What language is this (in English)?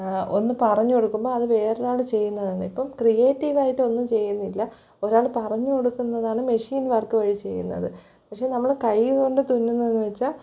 Malayalam